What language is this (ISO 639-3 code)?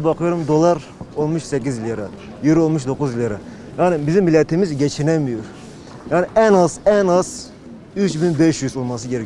tur